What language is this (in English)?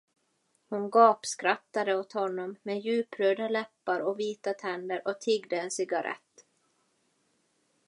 Swedish